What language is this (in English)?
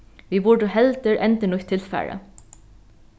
Faroese